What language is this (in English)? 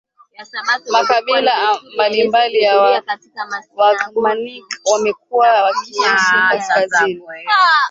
Swahili